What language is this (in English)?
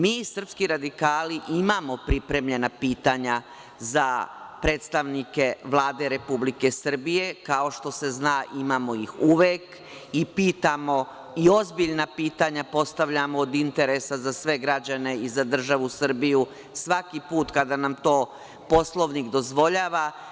Serbian